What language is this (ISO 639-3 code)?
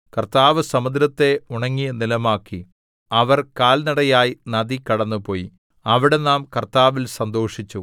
mal